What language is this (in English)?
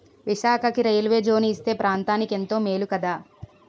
Telugu